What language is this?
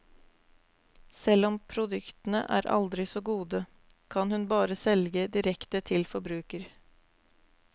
Norwegian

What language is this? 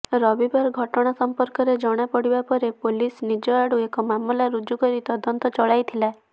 Odia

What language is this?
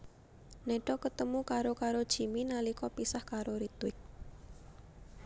Javanese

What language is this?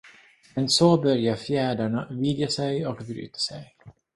Swedish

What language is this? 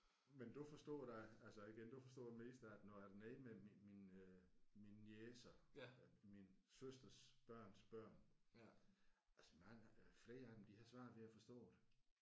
Danish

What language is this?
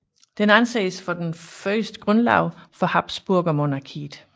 Danish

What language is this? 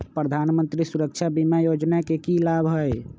Magahi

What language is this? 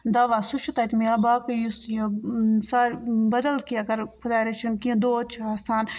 Kashmiri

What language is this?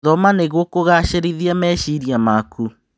Kikuyu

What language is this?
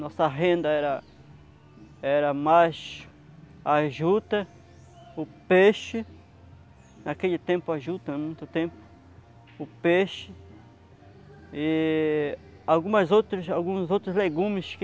Portuguese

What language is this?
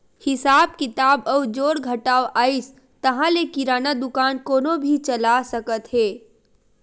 Chhattisgarhi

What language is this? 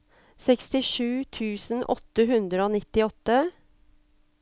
Norwegian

